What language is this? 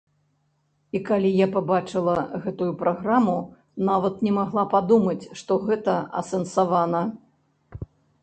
Belarusian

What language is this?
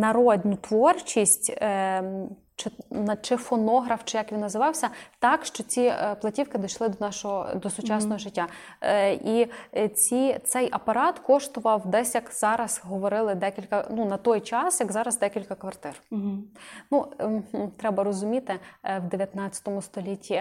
Ukrainian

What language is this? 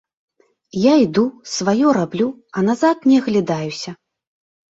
Belarusian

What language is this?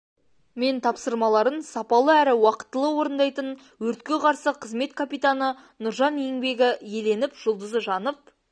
Kazakh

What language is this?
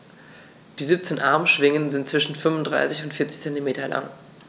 German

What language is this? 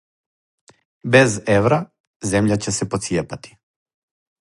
Serbian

